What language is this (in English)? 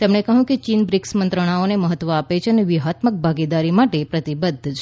Gujarati